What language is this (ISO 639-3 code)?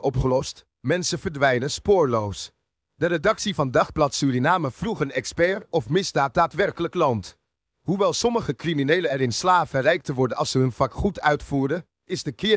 nld